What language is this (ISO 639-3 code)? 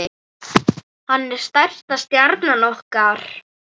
isl